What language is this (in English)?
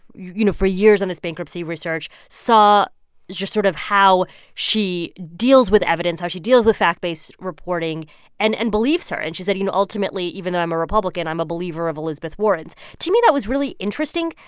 English